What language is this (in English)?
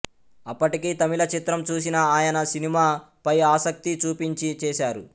Telugu